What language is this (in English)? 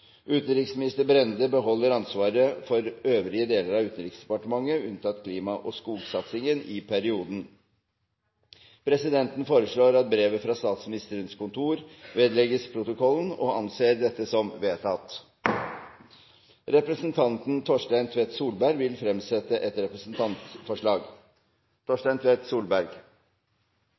Norwegian Bokmål